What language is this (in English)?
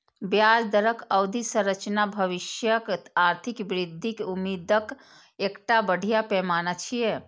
Maithili